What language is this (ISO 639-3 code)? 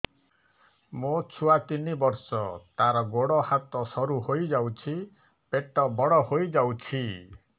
ori